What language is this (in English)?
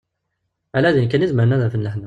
Kabyle